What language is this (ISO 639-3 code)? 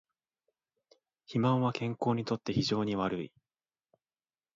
jpn